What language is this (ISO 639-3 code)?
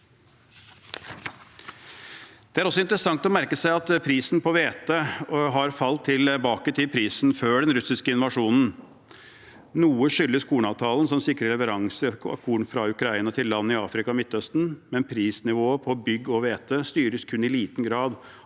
nor